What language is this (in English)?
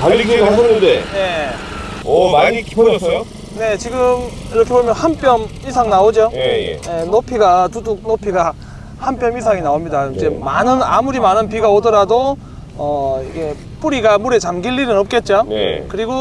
Korean